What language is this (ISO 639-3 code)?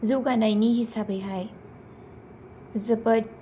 brx